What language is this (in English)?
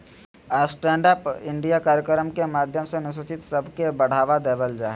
Magahi